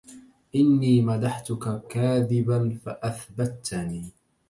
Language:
Arabic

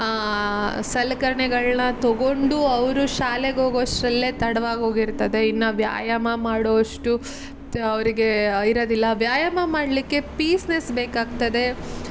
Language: Kannada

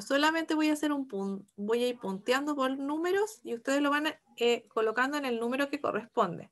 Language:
Spanish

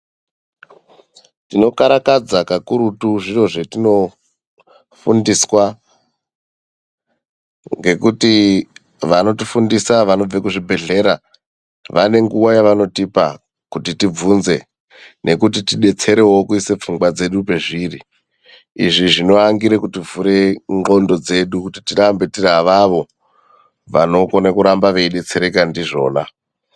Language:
Ndau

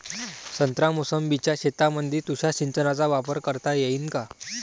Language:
Marathi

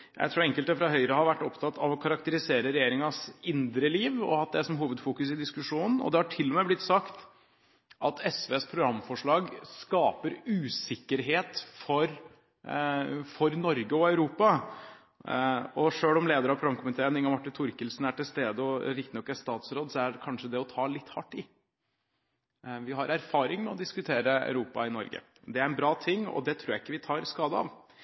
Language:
Norwegian Bokmål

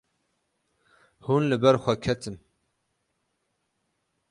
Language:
Kurdish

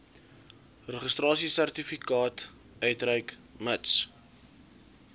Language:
Afrikaans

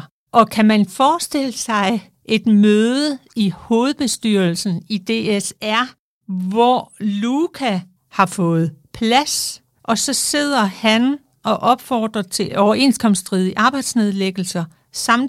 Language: Danish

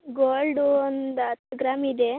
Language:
Kannada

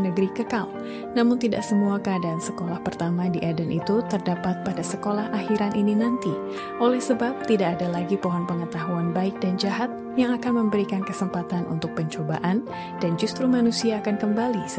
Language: Indonesian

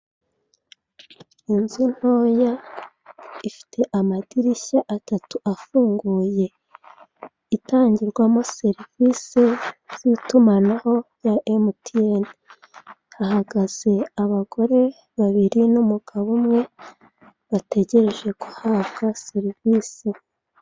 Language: Kinyarwanda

